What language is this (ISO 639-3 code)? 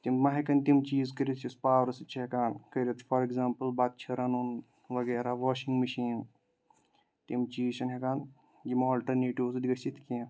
kas